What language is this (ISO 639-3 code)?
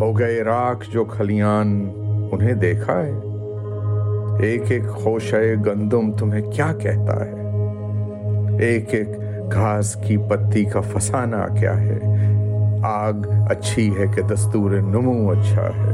urd